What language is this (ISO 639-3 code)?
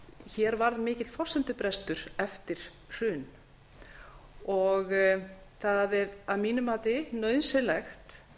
isl